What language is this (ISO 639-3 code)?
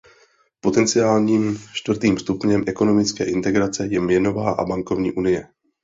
ces